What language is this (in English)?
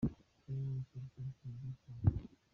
Kinyarwanda